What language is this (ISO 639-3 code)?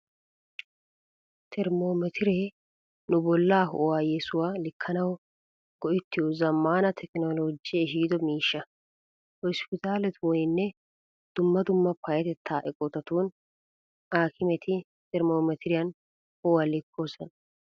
wal